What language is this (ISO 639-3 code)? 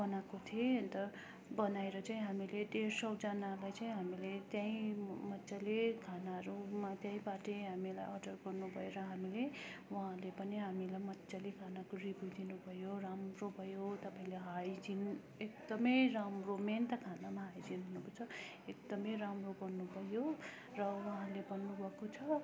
nep